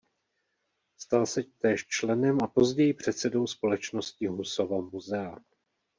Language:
Czech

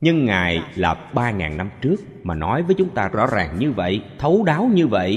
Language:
Vietnamese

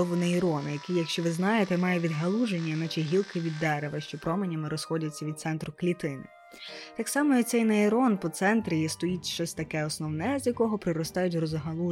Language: Ukrainian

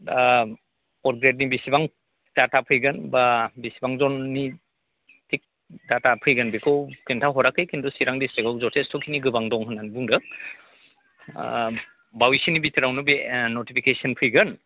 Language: Bodo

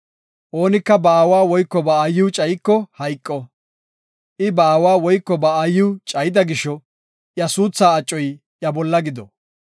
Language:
Gofa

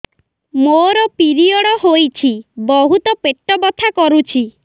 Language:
Odia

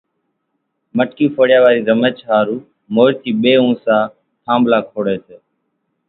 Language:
Kachi Koli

